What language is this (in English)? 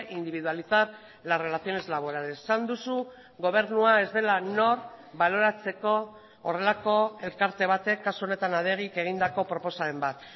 Basque